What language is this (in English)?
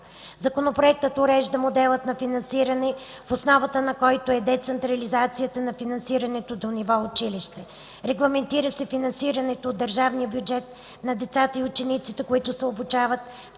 Bulgarian